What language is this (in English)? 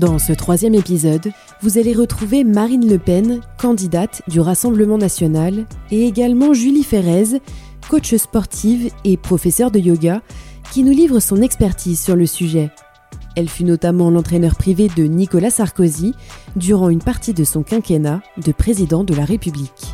French